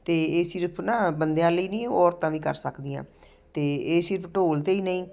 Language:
Punjabi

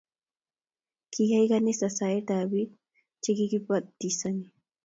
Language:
Kalenjin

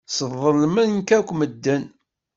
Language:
Kabyle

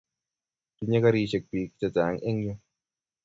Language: Kalenjin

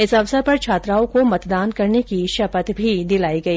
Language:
Hindi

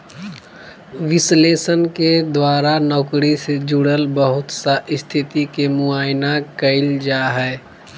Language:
Magahi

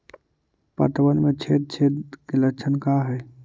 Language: Magahi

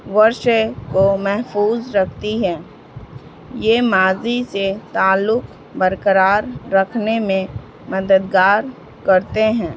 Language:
Urdu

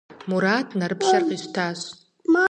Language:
Kabardian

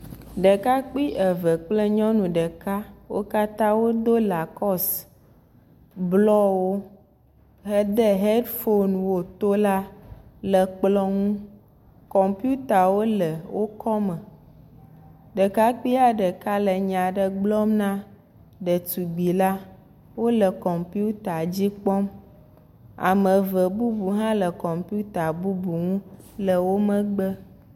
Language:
Ewe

